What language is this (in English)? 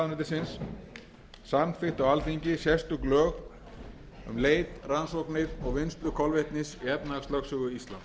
Icelandic